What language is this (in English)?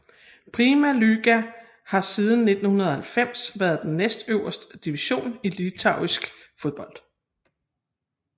Danish